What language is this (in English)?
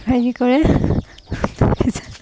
Assamese